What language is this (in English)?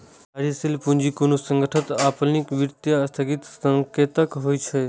Maithili